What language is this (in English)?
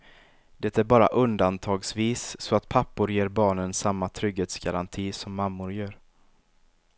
Swedish